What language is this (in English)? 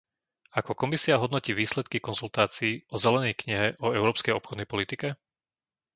Slovak